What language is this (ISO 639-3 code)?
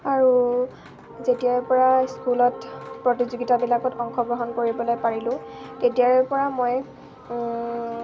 asm